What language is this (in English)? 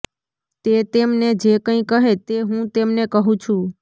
Gujarati